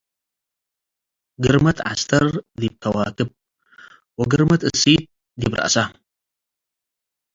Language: Tigre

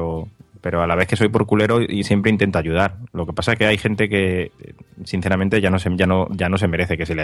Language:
Spanish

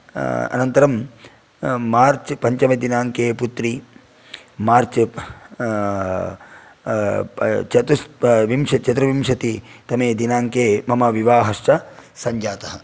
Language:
Sanskrit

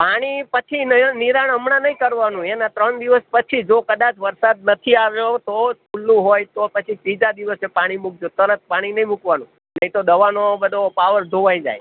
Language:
Gujarati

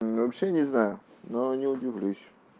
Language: Russian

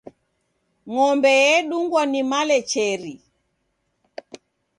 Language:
Taita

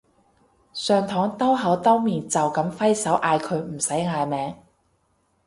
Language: Cantonese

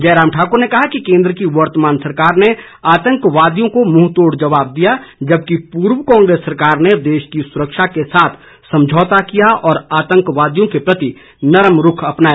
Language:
Hindi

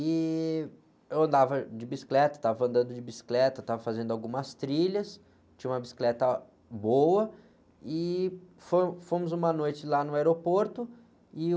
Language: Portuguese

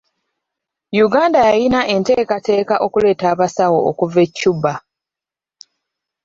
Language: Ganda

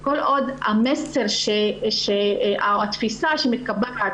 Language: Hebrew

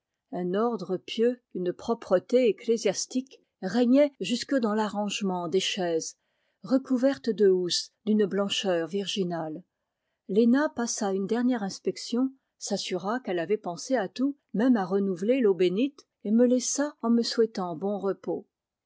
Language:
French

